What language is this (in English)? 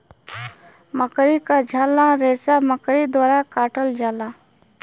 Bhojpuri